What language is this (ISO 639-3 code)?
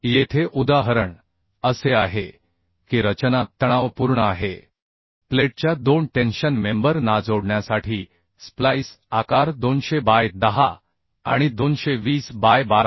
mar